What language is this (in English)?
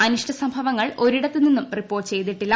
Malayalam